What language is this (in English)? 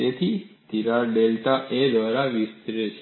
Gujarati